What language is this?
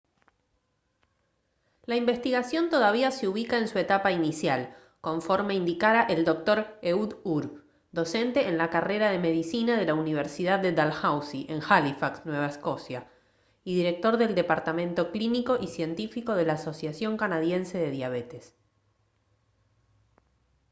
Spanish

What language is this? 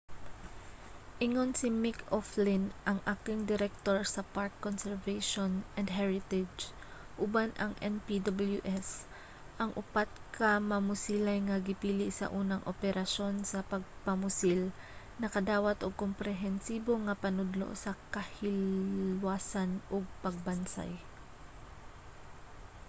Cebuano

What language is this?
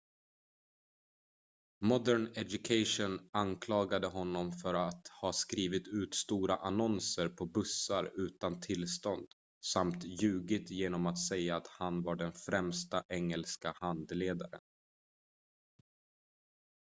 Swedish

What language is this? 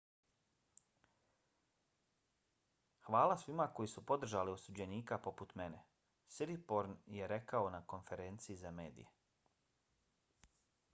Bosnian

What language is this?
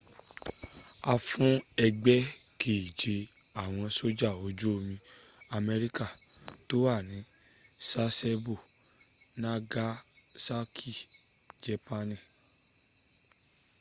Yoruba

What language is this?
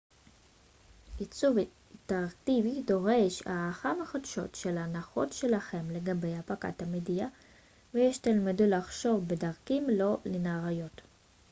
Hebrew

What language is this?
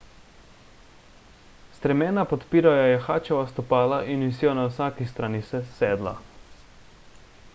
Slovenian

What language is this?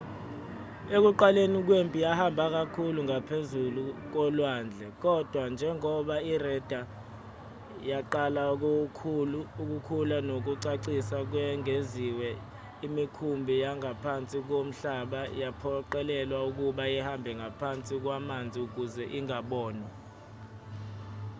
Zulu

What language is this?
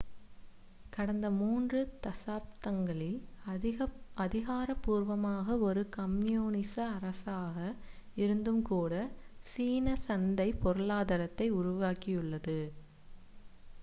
Tamil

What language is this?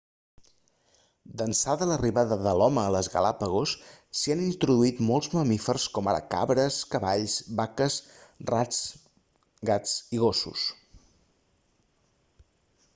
Catalan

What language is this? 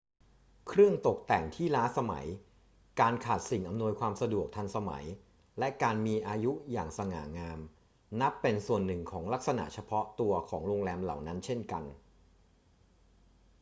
Thai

